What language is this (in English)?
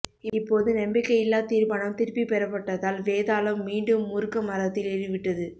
Tamil